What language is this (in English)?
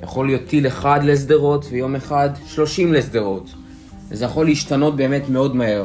Hebrew